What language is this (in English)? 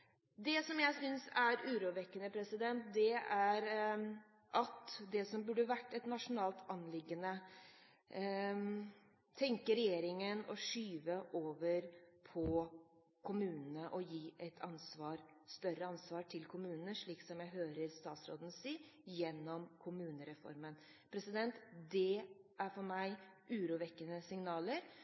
Norwegian Bokmål